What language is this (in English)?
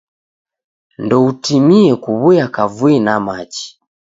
Taita